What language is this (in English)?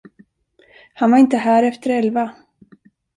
Swedish